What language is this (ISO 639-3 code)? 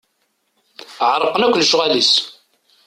kab